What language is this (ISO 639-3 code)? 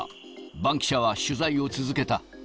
jpn